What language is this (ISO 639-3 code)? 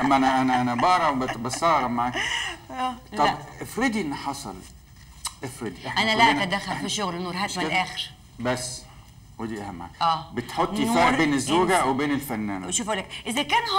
ara